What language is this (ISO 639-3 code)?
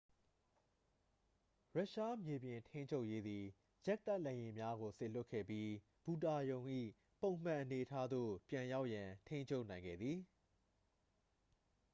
mya